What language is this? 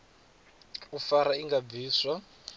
Venda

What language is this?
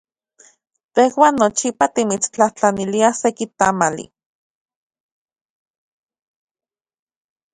Central Puebla Nahuatl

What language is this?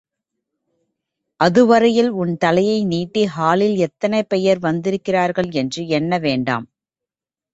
Tamil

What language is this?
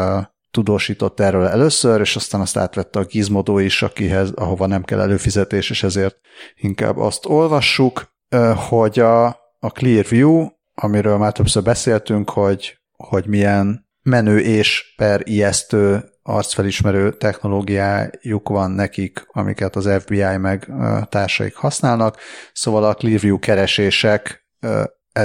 Hungarian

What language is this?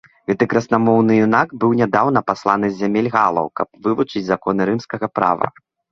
Belarusian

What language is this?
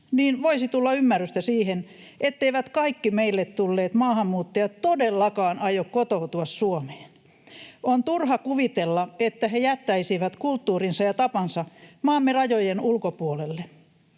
Finnish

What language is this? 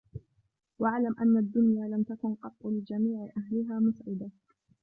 Arabic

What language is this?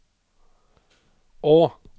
Norwegian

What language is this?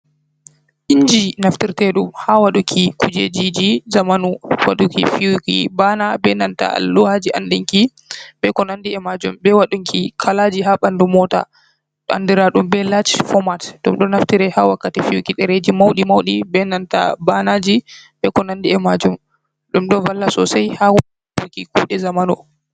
Fula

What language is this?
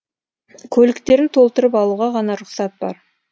Kazakh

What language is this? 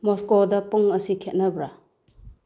Manipuri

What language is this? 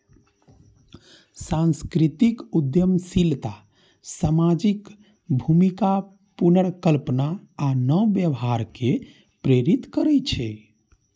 Maithili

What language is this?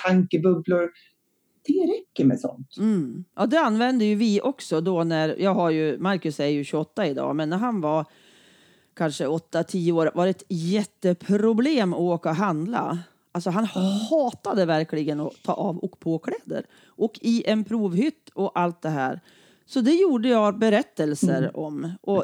Swedish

